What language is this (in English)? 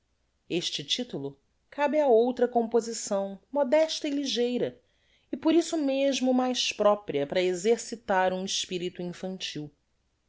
Portuguese